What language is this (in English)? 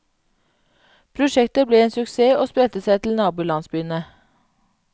Norwegian